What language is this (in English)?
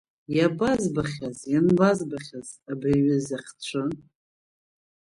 Abkhazian